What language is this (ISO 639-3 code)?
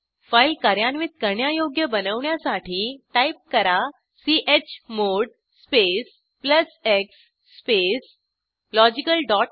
mar